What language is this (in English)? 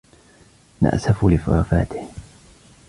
Arabic